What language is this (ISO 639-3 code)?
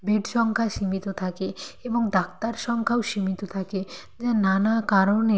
ben